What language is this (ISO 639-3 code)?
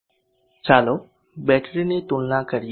guj